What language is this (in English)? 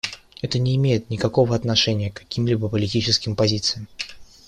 Russian